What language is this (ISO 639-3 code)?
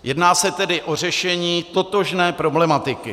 ces